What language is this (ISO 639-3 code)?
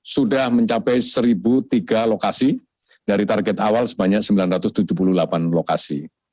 ind